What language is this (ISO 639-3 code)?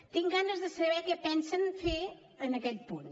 cat